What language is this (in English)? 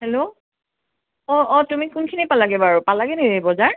Assamese